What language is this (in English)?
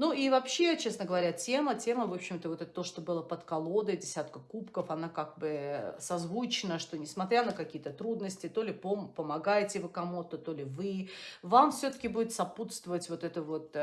Russian